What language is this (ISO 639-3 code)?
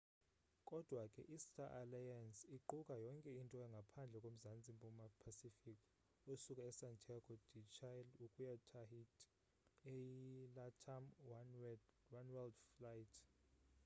xho